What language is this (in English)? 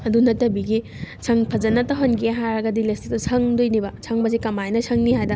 Manipuri